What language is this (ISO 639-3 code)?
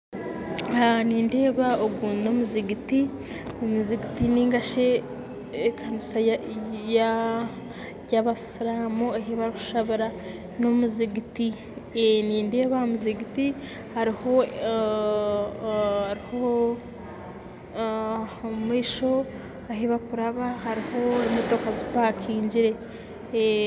nyn